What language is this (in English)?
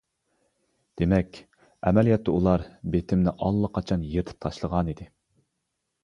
Uyghur